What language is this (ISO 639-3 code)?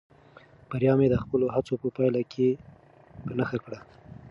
pus